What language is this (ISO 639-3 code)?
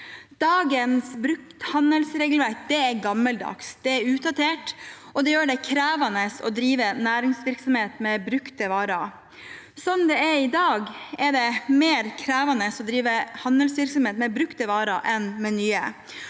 nor